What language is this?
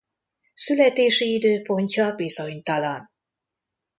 Hungarian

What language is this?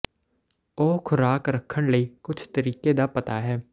Punjabi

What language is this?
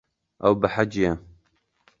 Kurdish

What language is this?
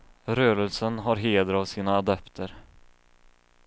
Swedish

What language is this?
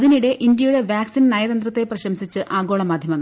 Malayalam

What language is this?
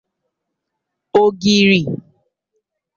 Igbo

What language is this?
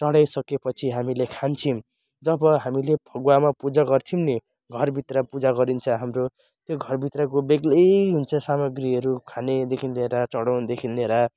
Nepali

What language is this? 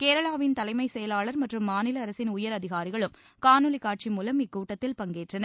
Tamil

